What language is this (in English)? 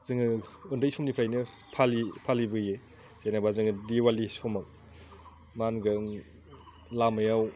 Bodo